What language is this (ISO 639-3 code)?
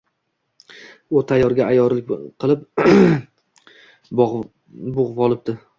uzb